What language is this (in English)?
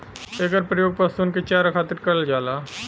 Bhojpuri